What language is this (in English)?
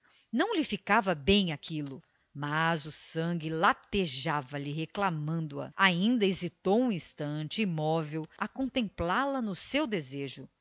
Portuguese